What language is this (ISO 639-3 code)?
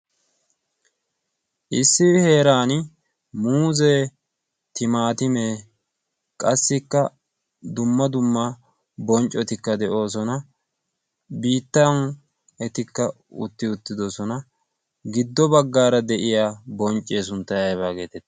wal